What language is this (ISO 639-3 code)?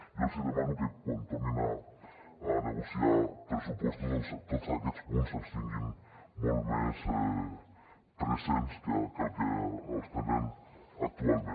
cat